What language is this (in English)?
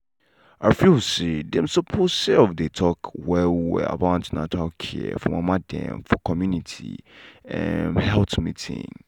Nigerian Pidgin